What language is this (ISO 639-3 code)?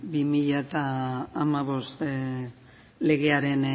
eus